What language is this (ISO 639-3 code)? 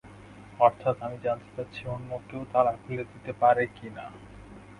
ben